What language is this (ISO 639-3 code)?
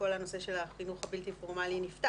heb